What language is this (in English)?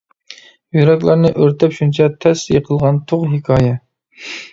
Uyghur